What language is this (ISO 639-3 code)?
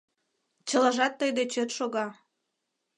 chm